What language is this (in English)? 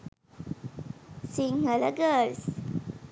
Sinhala